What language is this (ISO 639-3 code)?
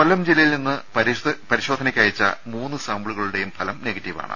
mal